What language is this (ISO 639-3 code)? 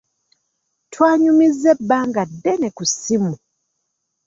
lug